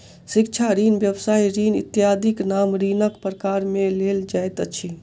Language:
Maithili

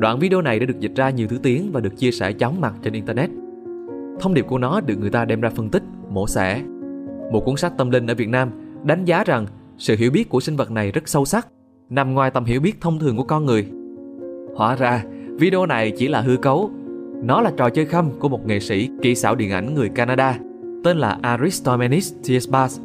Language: Vietnamese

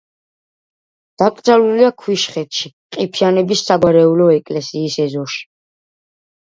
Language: Georgian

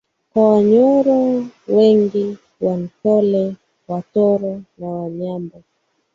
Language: Swahili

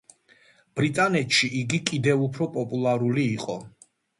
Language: Georgian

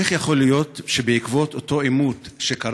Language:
Hebrew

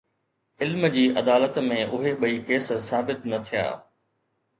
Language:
Sindhi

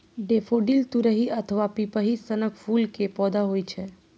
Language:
Maithili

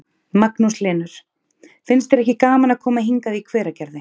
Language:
Icelandic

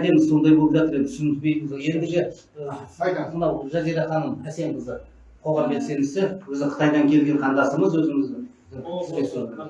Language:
Turkish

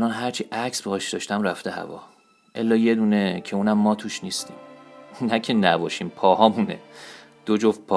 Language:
Persian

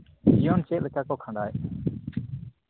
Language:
Santali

